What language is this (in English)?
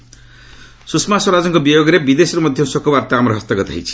Odia